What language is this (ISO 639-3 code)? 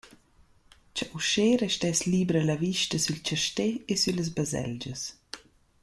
roh